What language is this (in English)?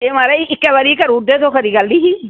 Dogri